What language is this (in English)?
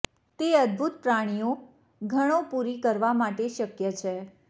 Gujarati